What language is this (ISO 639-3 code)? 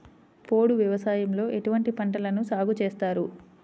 tel